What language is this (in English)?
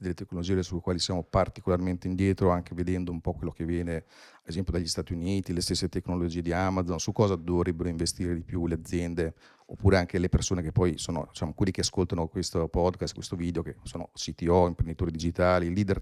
Italian